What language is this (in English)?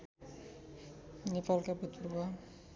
Nepali